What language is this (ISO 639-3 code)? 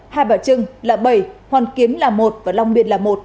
vie